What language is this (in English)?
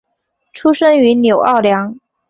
Chinese